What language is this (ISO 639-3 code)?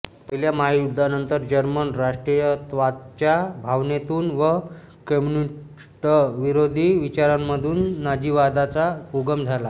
mar